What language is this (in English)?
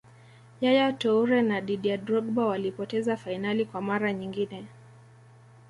Swahili